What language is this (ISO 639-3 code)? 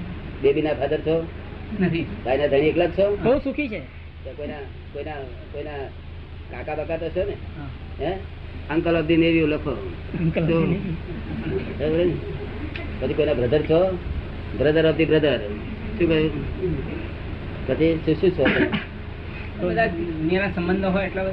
guj